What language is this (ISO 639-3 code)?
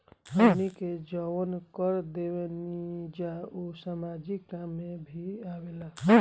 bho